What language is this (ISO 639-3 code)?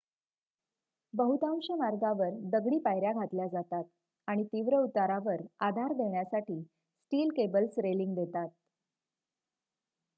mar